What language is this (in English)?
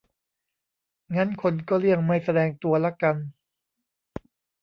Thai